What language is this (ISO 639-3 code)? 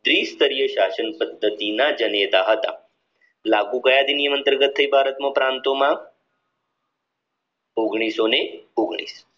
guj